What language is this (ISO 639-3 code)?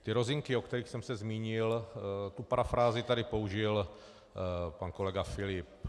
ces